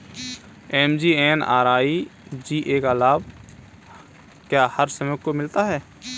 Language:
Hindi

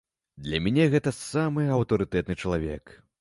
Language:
Belarusian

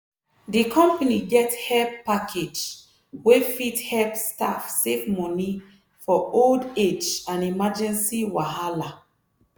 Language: Nigerian Pidgin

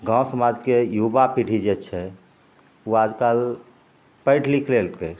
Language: Maithili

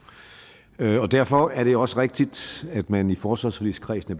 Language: Danish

